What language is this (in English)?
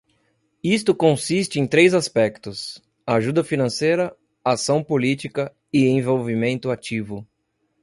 Portuguese